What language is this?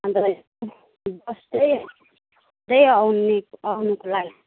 Nepali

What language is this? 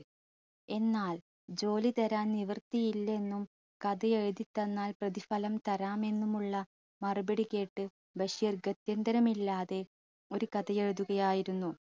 Malayalam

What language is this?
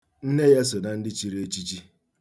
Igbo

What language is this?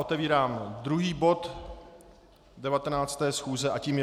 Czech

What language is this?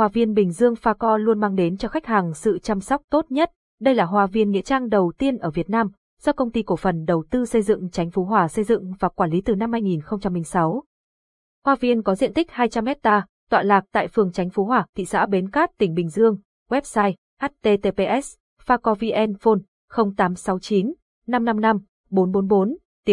Vietnamese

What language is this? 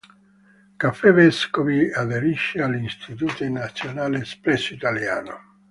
Italian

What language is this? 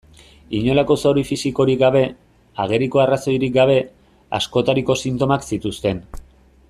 Basque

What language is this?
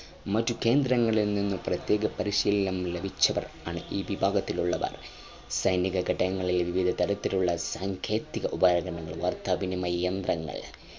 Malayalam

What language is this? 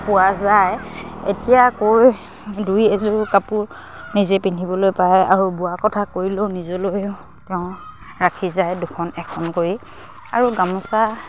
Assamese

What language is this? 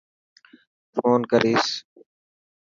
Dhatki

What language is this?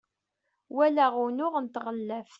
Kabyle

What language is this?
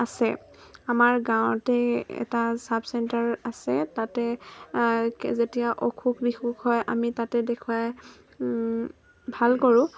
Assamese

